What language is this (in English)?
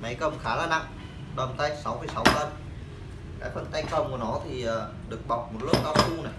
Vietnamese